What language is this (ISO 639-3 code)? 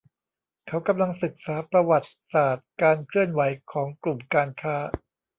tha